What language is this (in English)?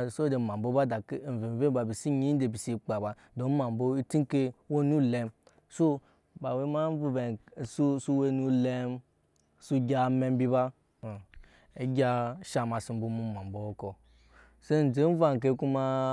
Nyankpa